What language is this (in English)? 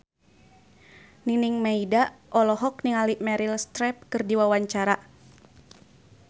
Sundanese